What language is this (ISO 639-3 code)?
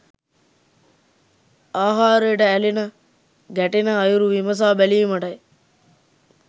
sin